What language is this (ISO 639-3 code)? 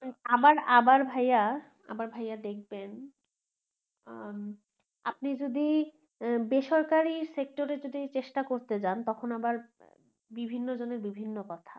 ben